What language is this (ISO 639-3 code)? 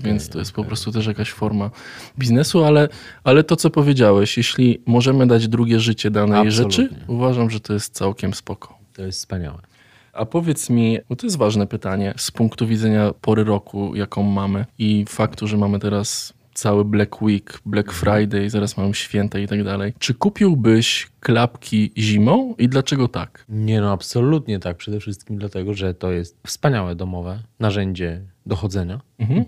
pol